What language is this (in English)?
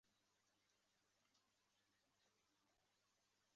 Chinese